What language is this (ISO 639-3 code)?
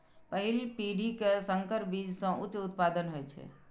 mai